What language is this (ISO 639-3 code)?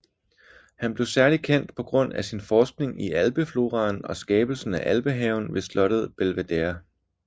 dan